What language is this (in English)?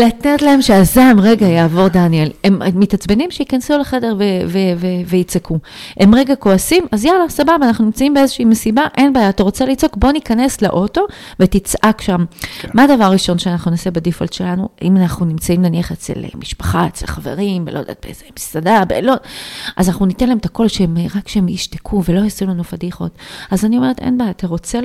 Hebrew